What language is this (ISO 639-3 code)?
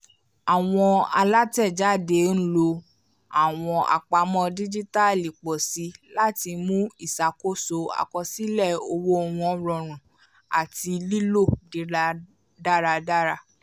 yor